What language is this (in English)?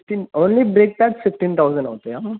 Telugu